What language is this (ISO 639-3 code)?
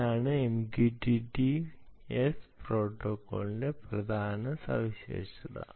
mal